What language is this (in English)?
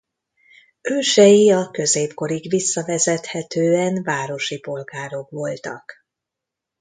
Hungarian